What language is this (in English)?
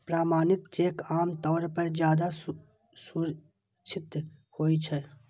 Maithili